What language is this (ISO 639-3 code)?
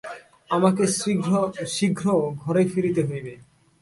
ben